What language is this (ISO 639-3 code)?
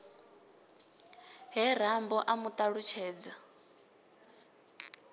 ven